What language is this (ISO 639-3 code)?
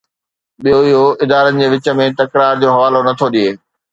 snd